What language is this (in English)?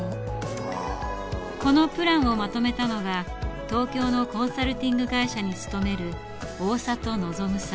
Japanese